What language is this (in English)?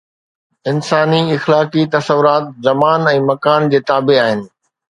Sindhi